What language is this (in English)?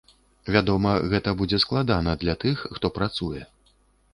Belarusian